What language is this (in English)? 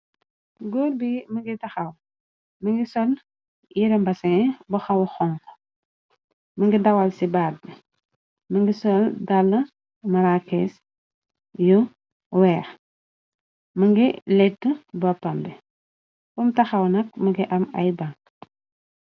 Wolof